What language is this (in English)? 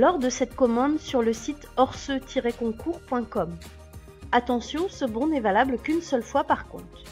French